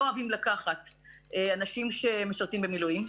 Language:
Hebrew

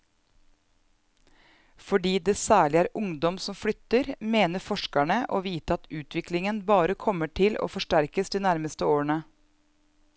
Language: Norwegian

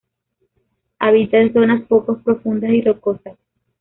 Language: Spanish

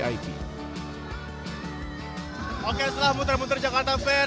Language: Indonesian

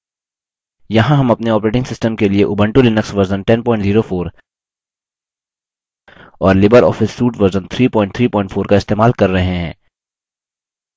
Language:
Hindi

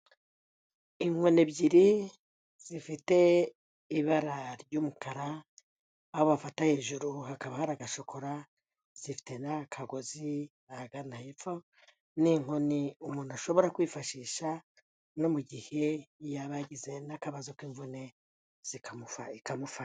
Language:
Kinyarwanda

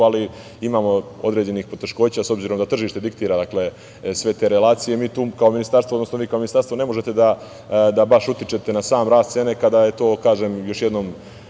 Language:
Serbian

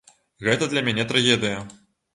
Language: Belarusian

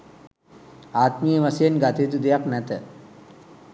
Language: Sinhala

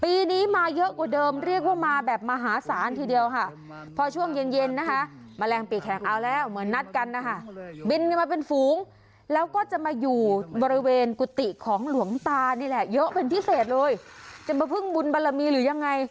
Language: Thai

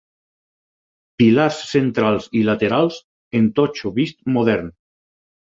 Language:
Catalan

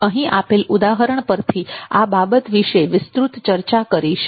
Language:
Gujarati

